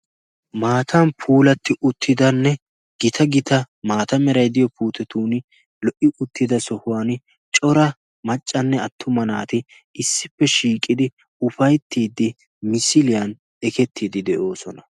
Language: Wolaytta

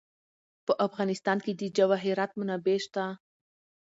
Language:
Pashto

